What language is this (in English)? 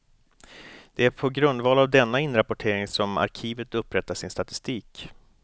Swedish